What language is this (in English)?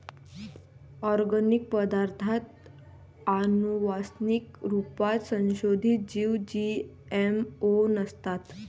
Marathi